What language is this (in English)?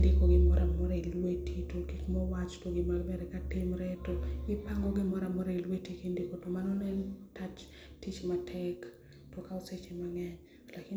Luo (Kenya and Tanzania)